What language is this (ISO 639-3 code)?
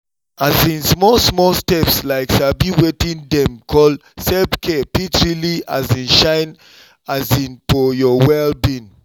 pcm